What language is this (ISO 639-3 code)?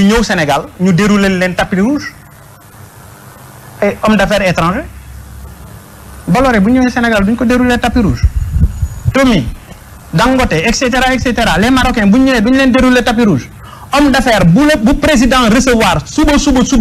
fra